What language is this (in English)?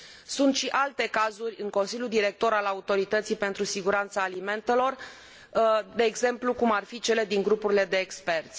Romanian